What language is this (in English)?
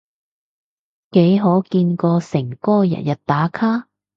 Cantonese